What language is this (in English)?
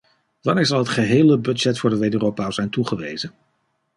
Dutch